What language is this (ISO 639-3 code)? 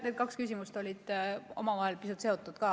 est